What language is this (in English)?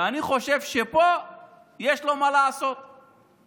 Hebrew